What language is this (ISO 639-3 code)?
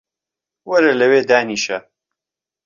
ckb